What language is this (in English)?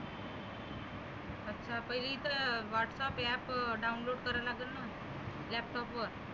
Marathi